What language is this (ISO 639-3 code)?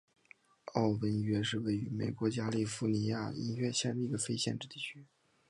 zho